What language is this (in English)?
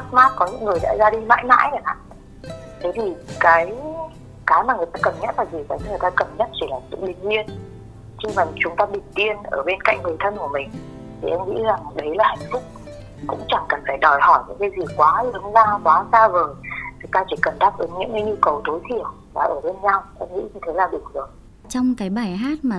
Vietnamese